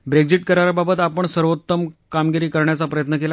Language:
Marathi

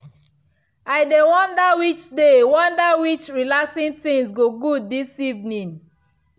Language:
Nigerian Pidgin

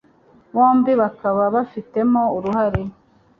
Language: Kinyarwanda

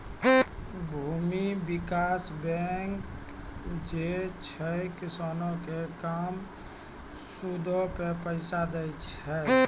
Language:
Maithili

